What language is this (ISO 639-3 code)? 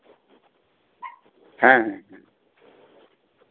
sat